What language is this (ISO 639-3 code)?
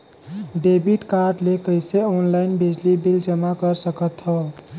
hne